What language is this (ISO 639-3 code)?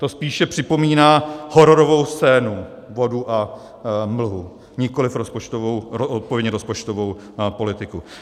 ces